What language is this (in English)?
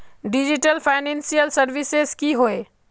Magahi